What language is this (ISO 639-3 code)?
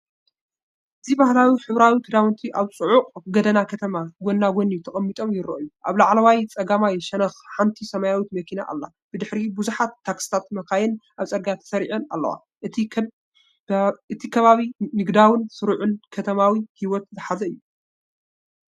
tir